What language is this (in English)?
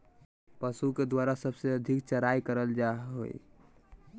Magahi